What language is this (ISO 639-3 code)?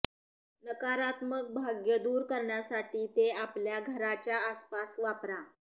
mar